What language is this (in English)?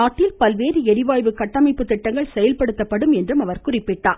Tamil